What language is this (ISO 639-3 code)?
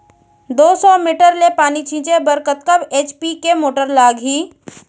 hne